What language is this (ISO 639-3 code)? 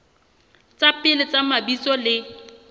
sot